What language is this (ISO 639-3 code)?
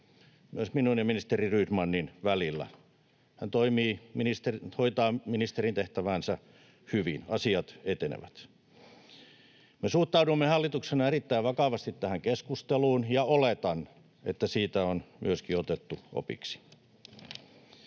fin